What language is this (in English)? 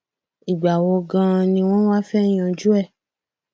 Yoruba